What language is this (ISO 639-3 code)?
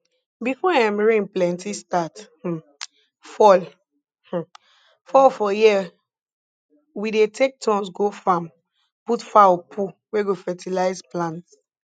pcm